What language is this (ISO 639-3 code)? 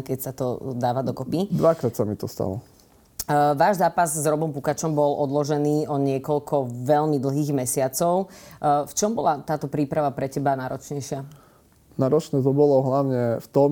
slk